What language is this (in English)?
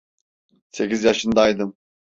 Turkish